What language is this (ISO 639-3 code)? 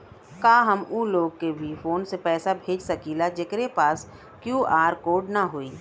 bho